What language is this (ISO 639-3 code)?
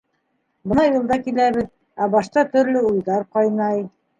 bak